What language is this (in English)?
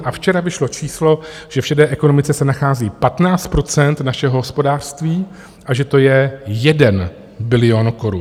Czech